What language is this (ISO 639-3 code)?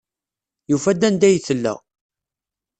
kab